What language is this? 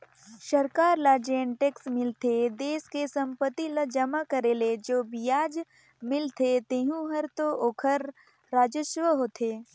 Chhattisgarhi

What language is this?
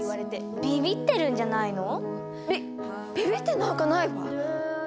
Japanese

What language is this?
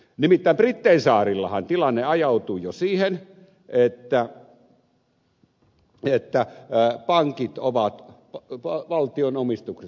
Finnish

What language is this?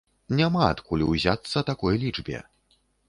Belarusian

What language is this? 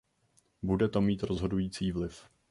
Czech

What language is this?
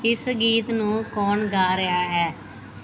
Punjabi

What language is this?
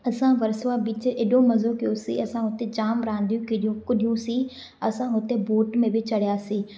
Sindhi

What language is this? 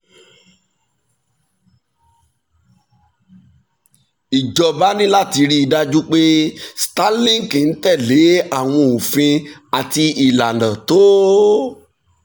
Yoruba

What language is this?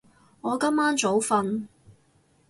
Cantonese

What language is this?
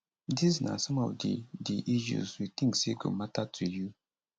Nigerian Pidgin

